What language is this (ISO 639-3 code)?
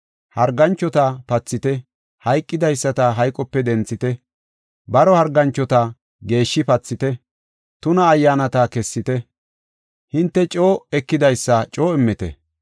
gof